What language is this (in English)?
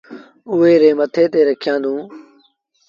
Sindhi Bhil